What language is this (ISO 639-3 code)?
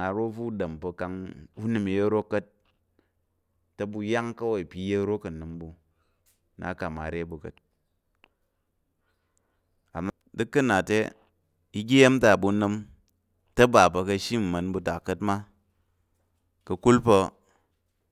yer